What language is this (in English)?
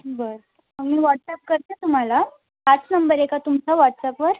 Marathi